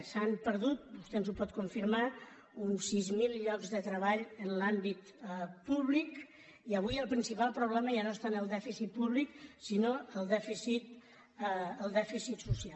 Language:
Catalan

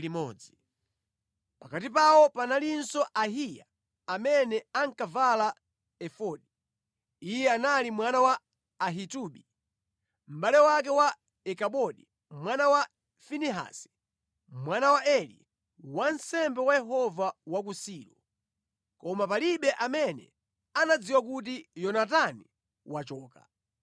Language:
Nyanja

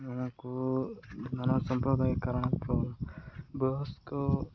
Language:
Odia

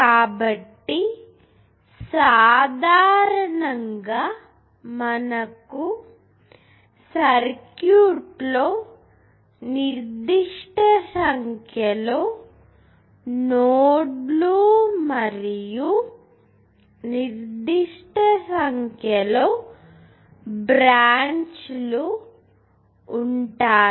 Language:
Telugu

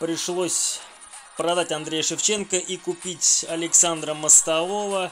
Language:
Russian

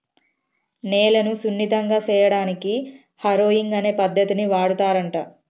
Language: Telugu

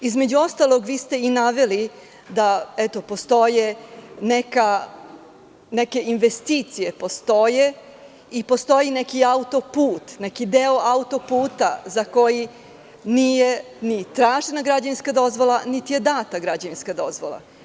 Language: Serbian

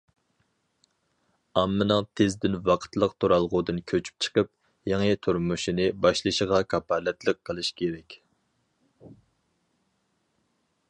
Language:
Uyghur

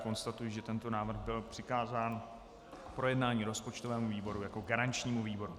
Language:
Czech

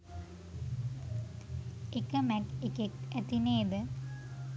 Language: Sinhala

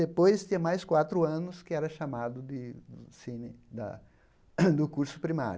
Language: Portuguese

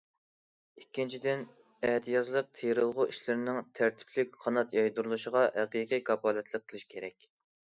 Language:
Uyghur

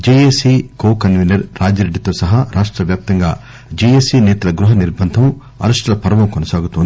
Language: Telugu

